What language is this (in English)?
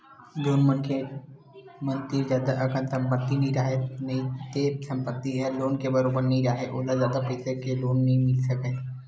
Chhattisgarhi